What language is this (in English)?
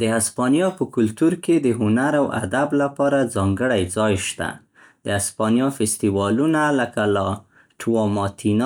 Central Pashto